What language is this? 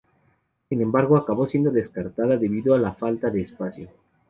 Spanish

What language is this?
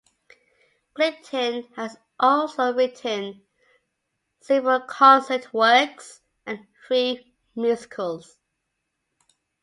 English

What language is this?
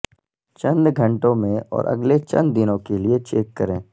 Urdu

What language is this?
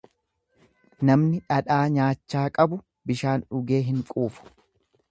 Oromo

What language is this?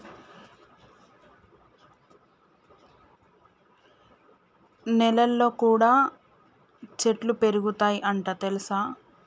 Telugu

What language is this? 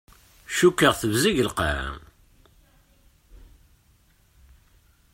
Kabyle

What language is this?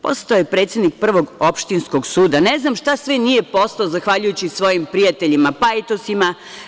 Serbian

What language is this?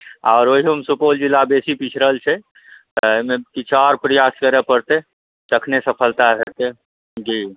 Maithili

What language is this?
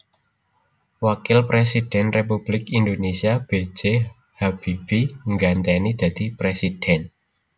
Javanese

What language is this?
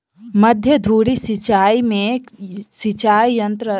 Maithili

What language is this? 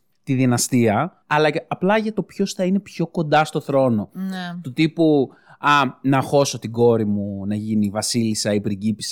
Greek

